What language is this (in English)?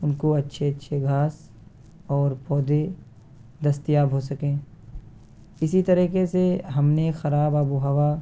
Urdu